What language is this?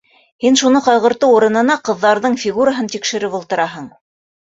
Bashkir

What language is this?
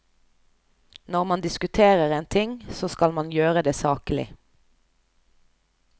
Norwegian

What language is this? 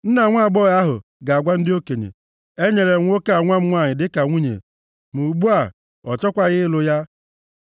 Igbo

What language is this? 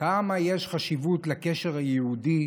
Hebrew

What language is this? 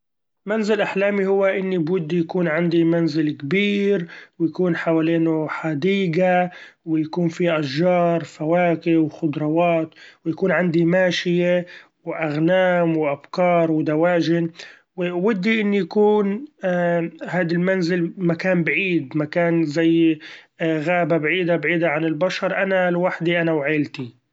Gulf Arabic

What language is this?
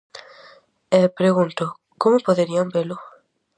Galician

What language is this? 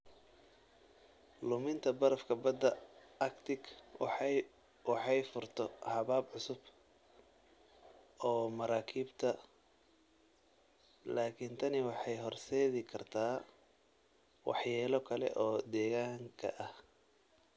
Somali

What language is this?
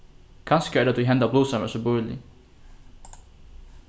Faroese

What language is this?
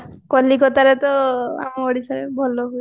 Odia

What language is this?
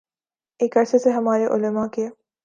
Urdu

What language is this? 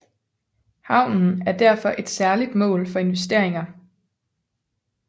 Danish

